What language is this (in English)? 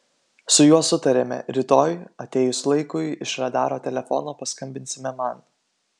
Lithuanian